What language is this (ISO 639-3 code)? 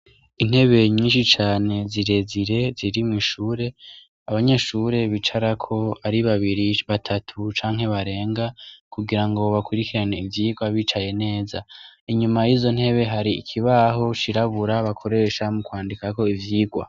run